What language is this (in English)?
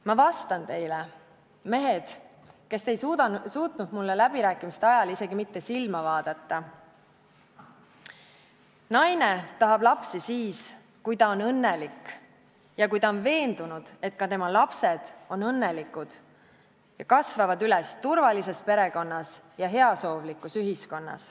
Estonian